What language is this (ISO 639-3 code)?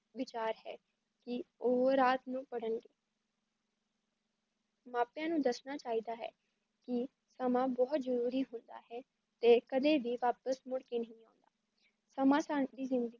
pan